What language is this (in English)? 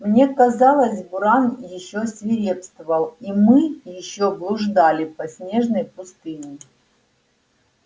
Russian